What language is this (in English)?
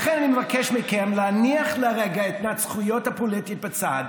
Hebrew